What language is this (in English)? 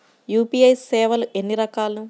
Telugu